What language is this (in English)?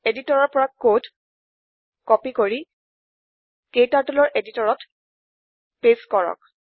Assamese